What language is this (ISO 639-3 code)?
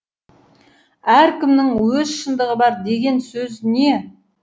kaz